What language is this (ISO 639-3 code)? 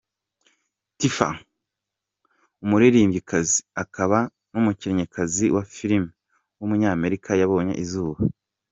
kin